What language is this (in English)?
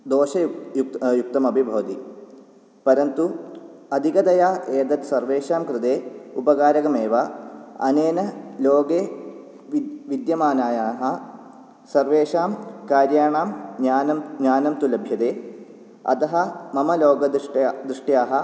Sanskrit